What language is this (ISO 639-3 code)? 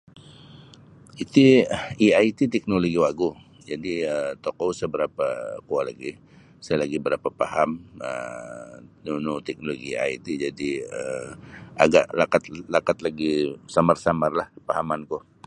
bsy